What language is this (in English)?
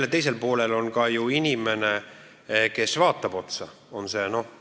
Estonian